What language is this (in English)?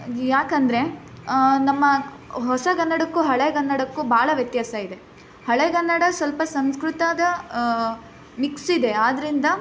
Kannada